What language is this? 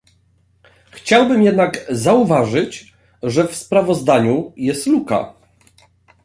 Polish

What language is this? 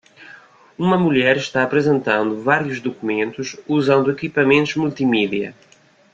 Portuguese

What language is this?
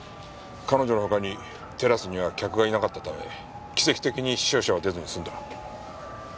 Japanese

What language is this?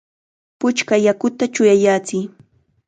Chiquián Ancash Quechua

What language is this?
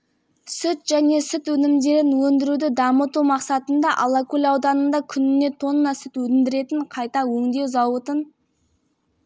Kazakh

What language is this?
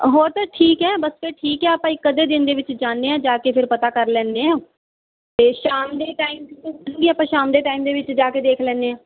Punjabi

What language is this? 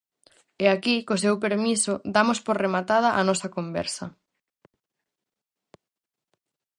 Galician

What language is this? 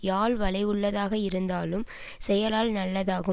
Tamil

